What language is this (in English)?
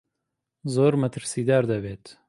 Central Kurdish